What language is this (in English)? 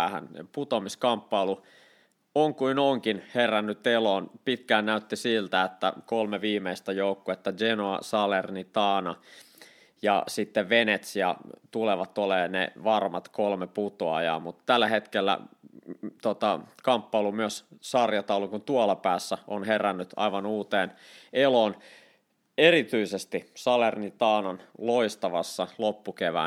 Finnish